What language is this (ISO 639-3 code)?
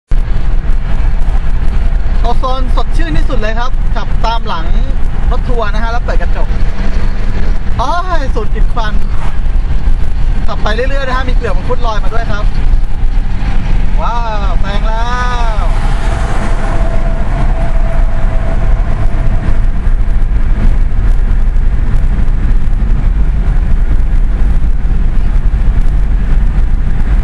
tha